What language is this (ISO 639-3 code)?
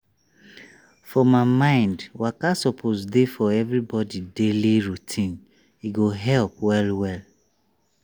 pcm